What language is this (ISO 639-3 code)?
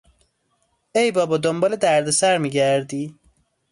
fas